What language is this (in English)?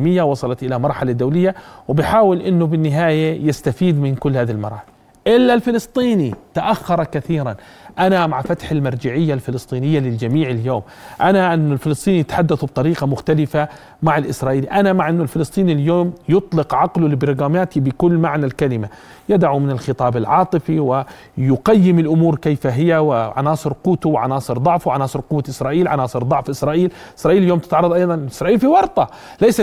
Arabic